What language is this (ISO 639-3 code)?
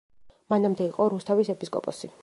kat